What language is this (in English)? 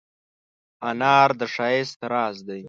Pashto